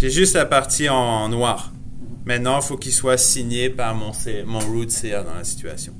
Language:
French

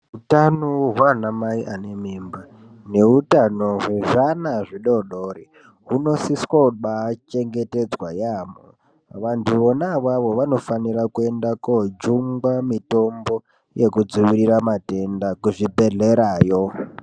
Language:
Ndau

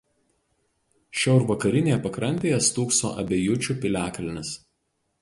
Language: Lithuanian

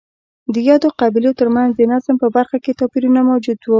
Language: Pashto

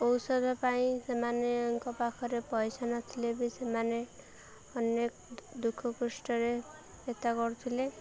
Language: Odia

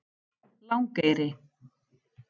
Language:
Icelandic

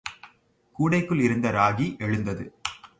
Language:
Tamil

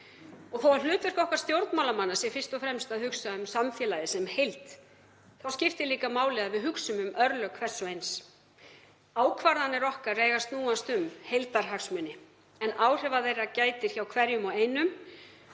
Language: Icelandic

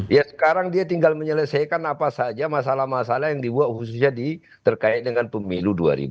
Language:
Indonesian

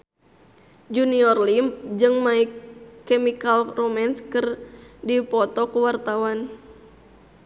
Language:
Sundanese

